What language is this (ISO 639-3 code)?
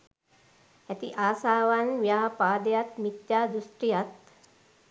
sin